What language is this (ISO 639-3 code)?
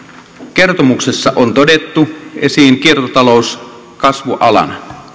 fin